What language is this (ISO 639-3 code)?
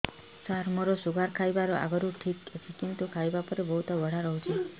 ori